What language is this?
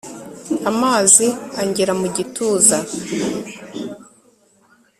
Kinyarwanda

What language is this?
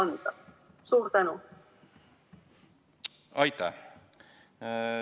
Estonian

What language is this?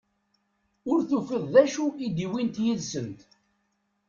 Kabyle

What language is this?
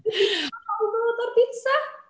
Welsh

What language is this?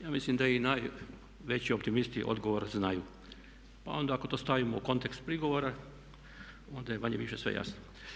Croatian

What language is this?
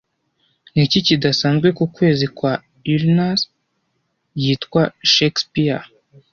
Kinyarwanda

